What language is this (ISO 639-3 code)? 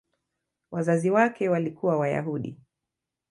swa